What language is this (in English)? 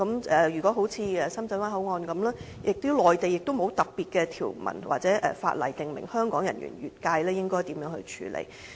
Cantonese